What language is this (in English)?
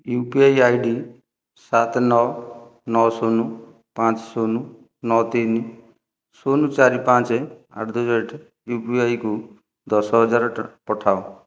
Odia